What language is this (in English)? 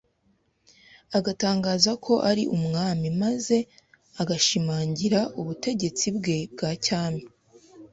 Kinyarwanda